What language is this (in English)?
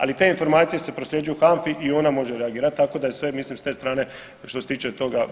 Croatian